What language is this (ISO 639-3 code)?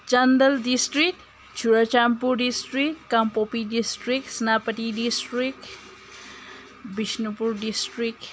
mni